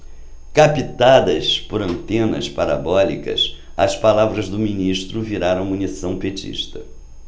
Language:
Portuguese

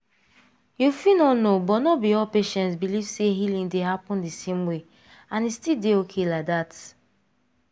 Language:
Nigerian Pidgin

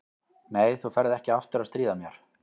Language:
Icelandic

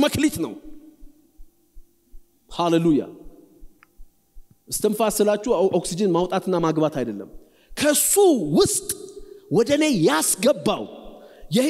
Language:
Arabic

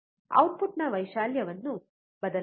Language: Kannada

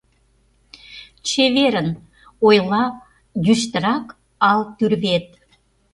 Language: Mari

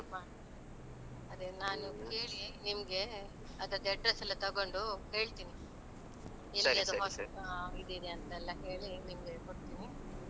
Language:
Kannada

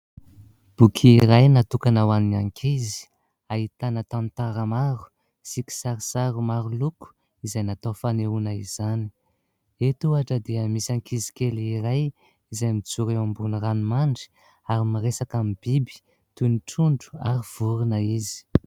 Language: Malagasy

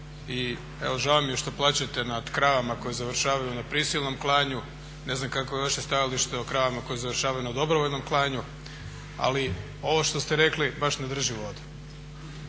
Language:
Croatian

